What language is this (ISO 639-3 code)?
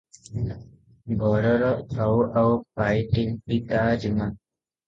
ori